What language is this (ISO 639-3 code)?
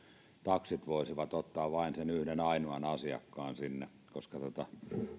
fin